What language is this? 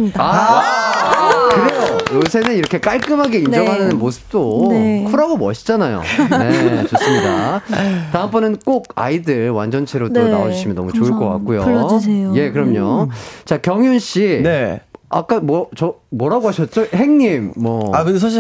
Korean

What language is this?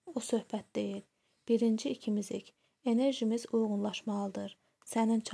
Turkish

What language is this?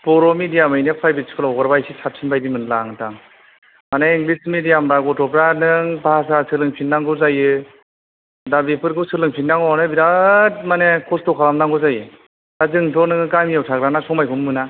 Bodo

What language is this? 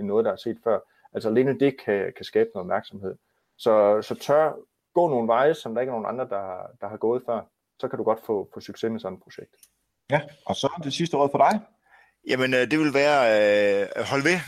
Danish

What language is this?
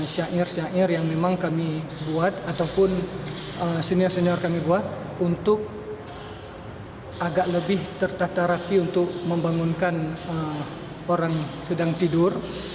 Indonesian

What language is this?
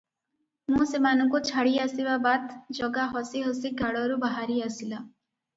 Odia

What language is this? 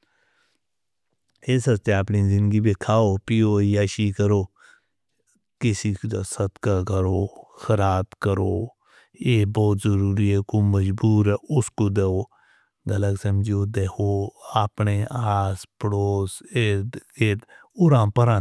Northern Hindko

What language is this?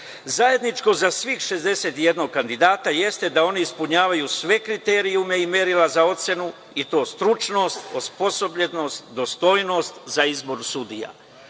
Serbian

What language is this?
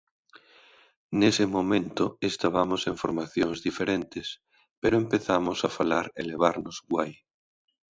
Galician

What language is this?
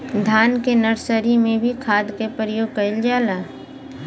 Bhojpuri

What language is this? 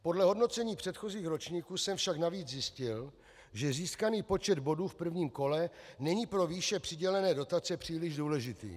Czech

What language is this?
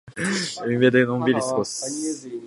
Japanese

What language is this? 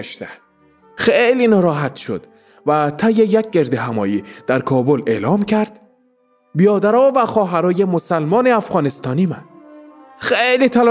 Persian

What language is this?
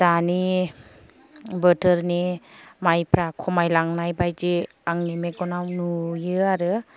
Bodo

